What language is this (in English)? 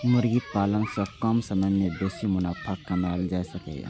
Maithili